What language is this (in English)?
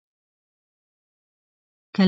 Pashto